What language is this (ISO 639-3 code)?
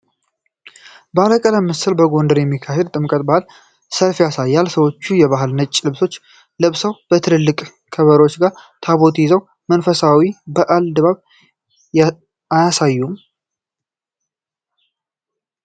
amh